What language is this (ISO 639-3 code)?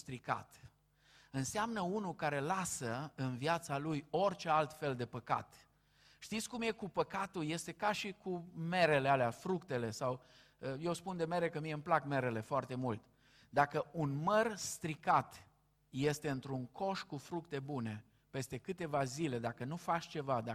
ron